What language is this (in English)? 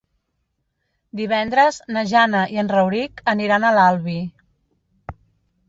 Catalan